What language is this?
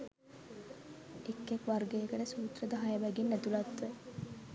Sinhala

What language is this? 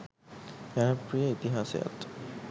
Sinhala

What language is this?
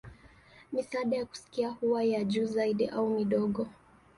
Swahili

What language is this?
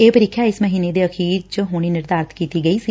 Punjabi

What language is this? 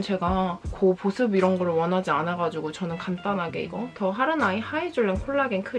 Korean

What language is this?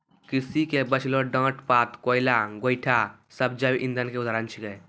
Maithili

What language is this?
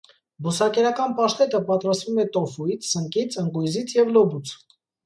Armenian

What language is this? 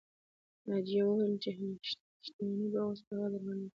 Pashto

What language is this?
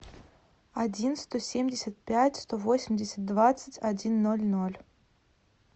Russian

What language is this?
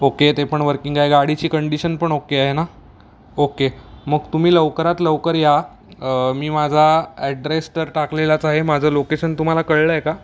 Marathi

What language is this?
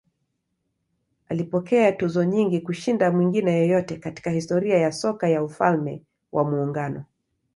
Swahili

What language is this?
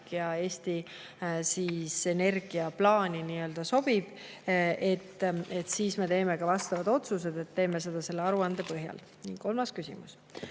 Estonian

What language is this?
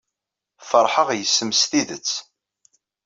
Kabyle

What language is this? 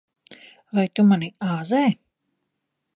Latvian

